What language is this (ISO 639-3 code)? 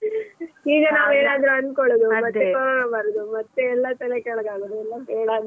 kan